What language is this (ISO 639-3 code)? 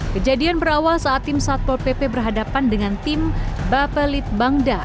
ind